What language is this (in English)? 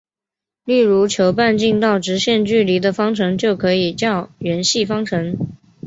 Chinese